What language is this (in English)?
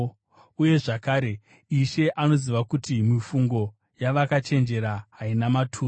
Shona